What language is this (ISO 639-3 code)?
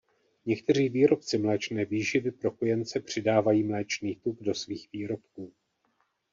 ces